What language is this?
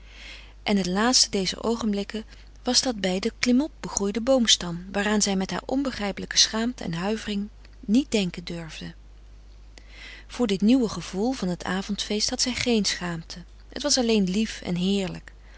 Dutch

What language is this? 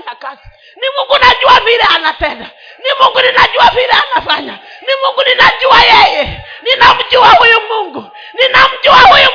Swahili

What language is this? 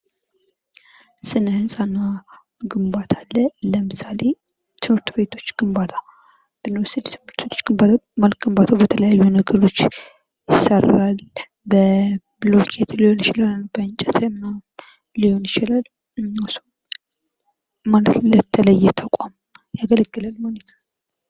Amharic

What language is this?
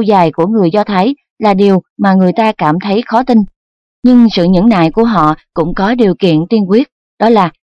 Vietnamese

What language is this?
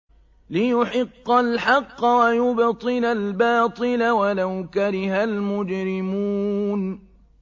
Arabic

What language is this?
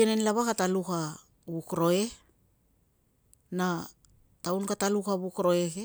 Tungag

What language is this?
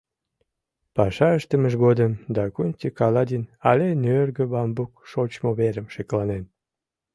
Mari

